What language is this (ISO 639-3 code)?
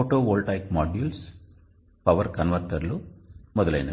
tel